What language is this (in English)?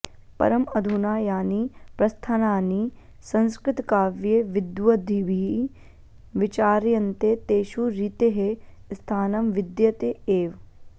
Sanskrit